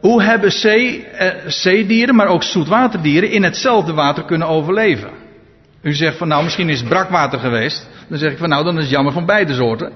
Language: Dutch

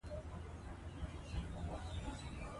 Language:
Pashto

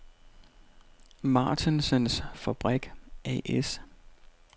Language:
Danish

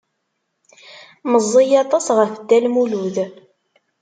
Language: Kabyle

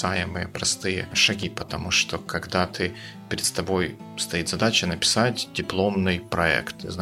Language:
Russian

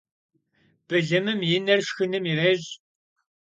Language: Kabardian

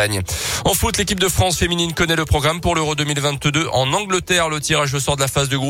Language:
French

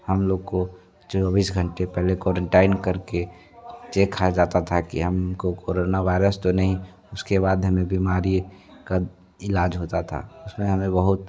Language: Hindi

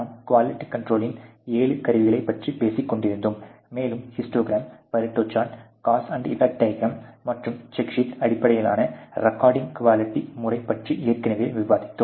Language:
Tamil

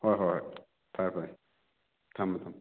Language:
Manipuri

